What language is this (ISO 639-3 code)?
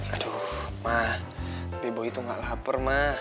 ind